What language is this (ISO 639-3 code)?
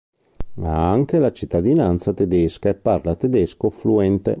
ita